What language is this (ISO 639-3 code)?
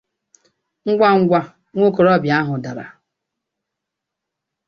ibo